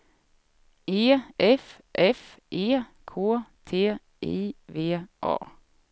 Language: Swedish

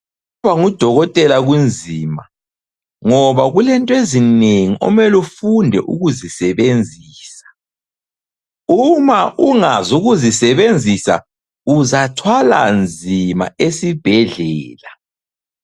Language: North Ndebele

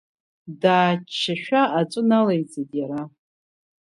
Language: Abkhazian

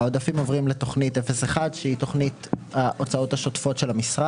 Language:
Hebrew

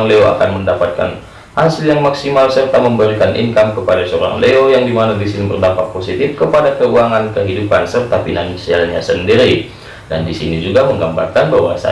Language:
Indonesian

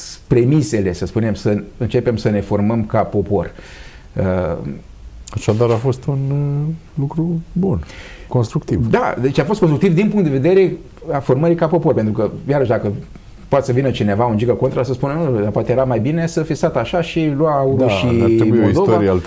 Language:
Romanian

